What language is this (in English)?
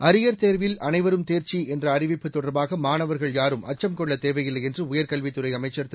Tamil